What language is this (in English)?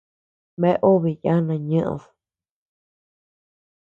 Tepeuxila Cuicatec